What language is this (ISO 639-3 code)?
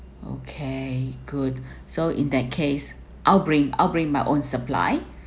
eng